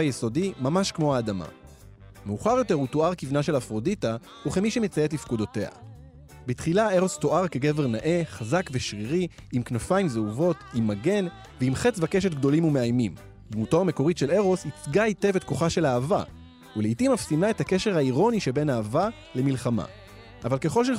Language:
Hebrew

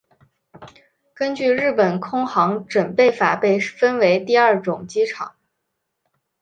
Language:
Chinese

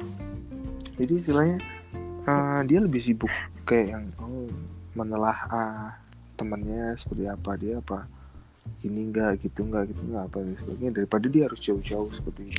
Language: Indonesian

